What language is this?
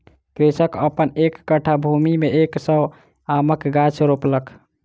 Maithili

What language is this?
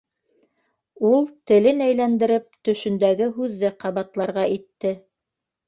Bashkir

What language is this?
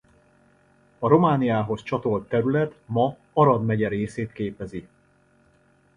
Hungarian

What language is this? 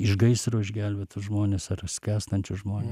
Lithuanian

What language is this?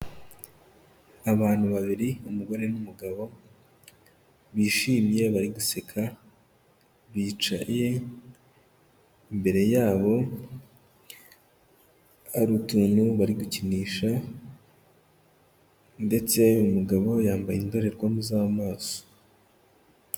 Kinyarwanda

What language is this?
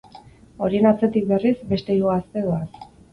Basque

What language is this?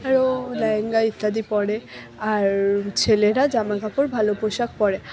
Bangla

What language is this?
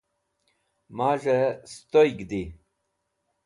Wakhi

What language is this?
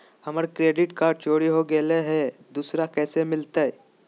Magahi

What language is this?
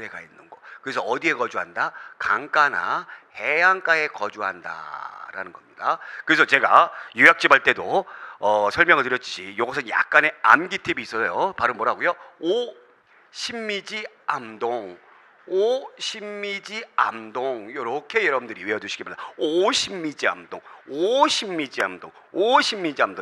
Korean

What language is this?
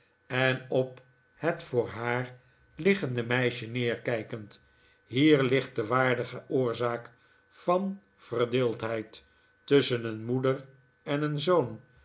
Dutch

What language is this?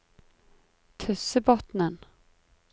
Norwegian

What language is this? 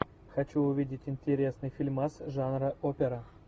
Russian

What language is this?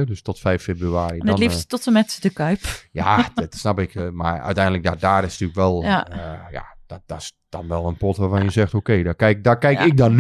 Dutch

